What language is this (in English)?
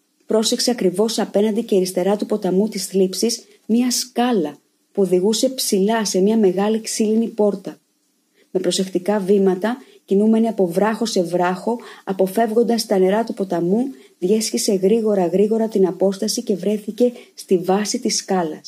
Greek